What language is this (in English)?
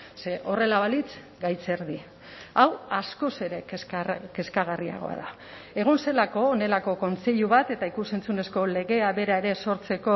Basque